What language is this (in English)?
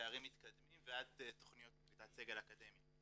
Hebrew